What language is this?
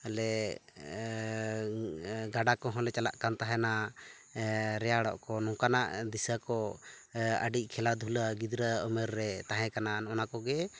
Santali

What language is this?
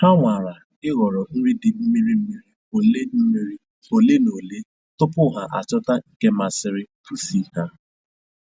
Igbo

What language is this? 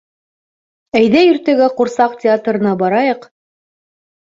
Bashkir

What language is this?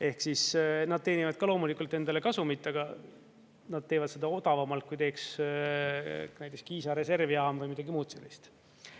Estonian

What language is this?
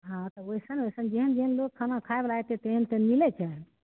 Maithili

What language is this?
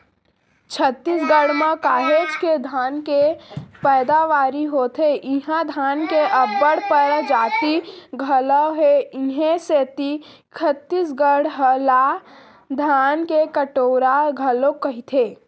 Chhattisgarhi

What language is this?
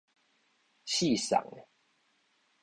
Min Nan Chinese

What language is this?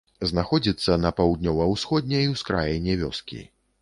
Belarusian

